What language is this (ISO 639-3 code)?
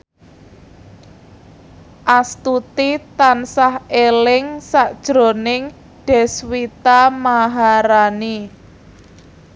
jav